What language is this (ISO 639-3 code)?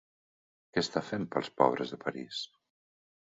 cat